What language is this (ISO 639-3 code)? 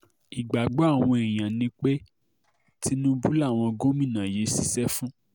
yor